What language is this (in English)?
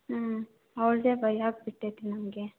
Kannada